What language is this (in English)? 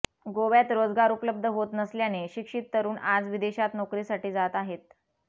Marathi